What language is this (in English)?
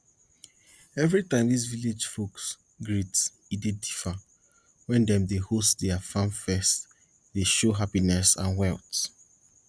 Nigerian Pidgin